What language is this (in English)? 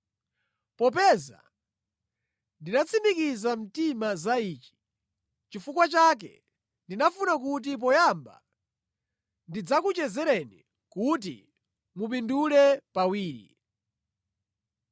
Nyanja